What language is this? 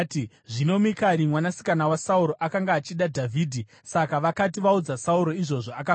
Shona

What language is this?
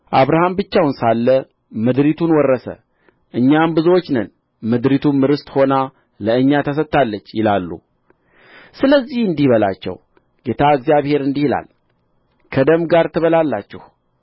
Amharic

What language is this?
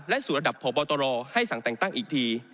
Thai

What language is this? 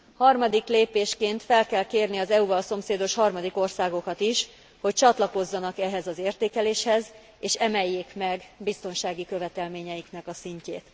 Hungarian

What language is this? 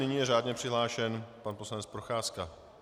Czech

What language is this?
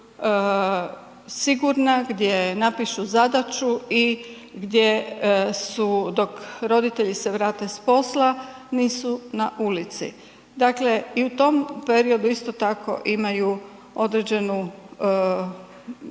Croatian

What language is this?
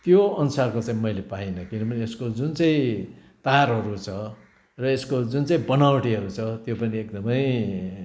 Nepali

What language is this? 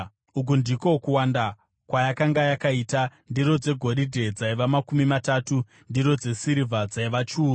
Shona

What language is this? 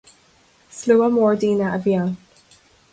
Irish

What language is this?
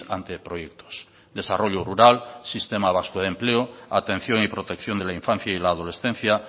Spanish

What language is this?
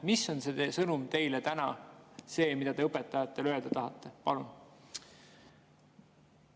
Estonian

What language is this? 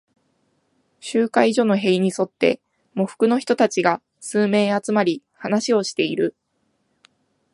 Japanese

